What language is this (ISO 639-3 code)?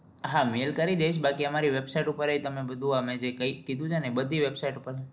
guj